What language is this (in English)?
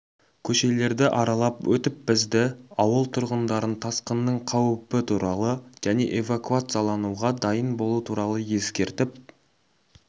Kazakh